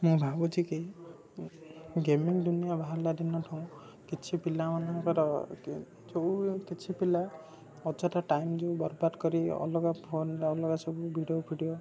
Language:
Odia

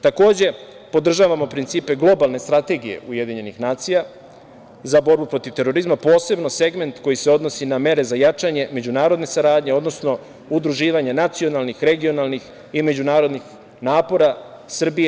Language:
Serbian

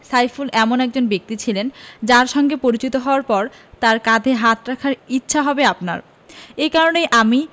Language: Bangla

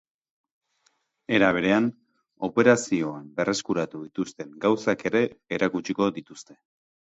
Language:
Basque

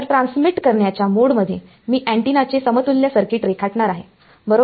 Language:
Marathi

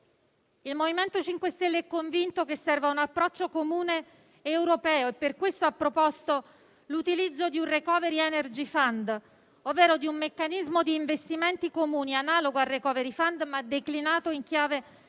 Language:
Italian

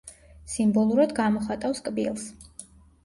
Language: Georgian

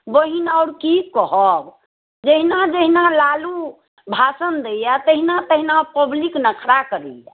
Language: Maithili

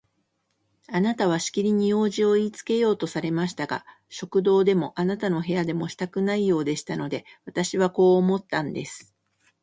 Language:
Japanese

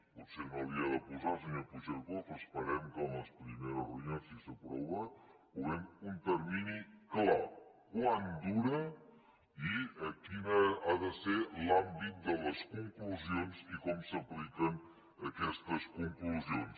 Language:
Catalan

